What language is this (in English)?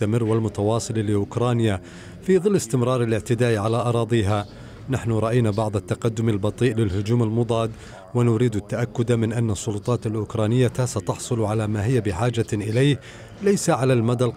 Arabic